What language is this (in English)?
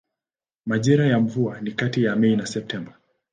Swahili